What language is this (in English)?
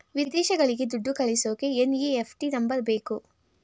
Kannada